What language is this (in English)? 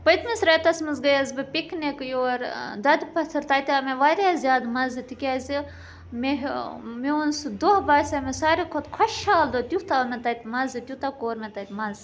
Kashmiri